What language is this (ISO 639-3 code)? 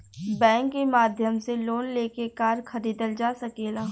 bho